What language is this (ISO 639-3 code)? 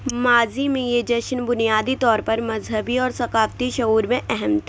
urd